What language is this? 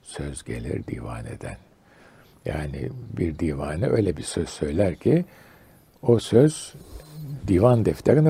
Turkish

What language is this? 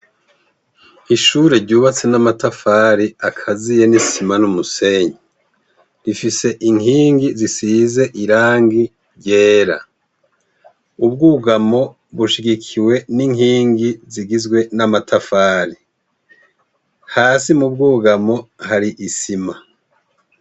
Rundi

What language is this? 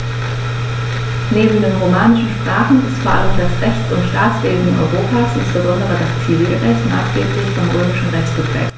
German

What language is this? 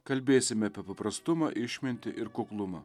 Lithuanian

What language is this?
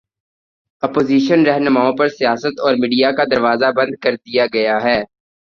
Urdu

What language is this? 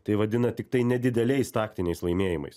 Lithuanian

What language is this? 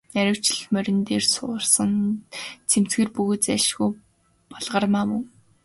Mongolian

